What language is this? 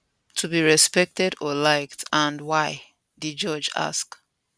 Nigerian Pidgin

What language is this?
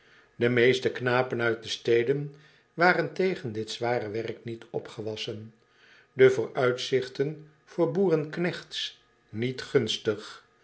Dutch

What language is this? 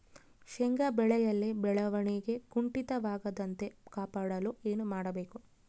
Kannada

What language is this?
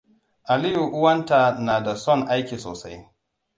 Hausa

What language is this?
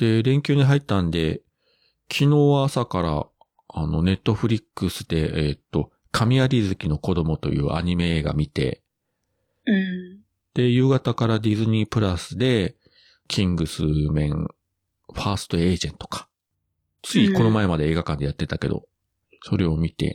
Japanese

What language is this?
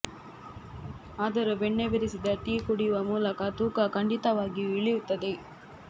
Kannada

